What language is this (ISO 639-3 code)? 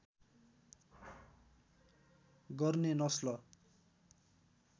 nep